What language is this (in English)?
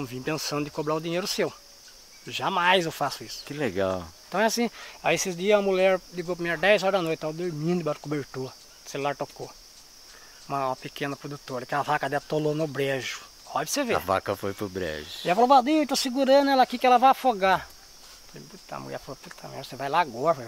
Portuguese